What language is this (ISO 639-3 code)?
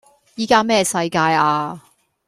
yue